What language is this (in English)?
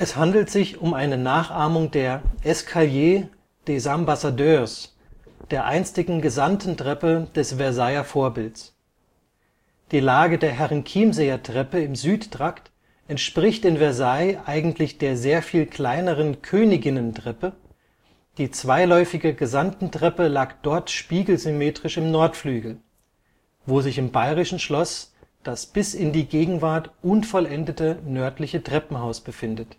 German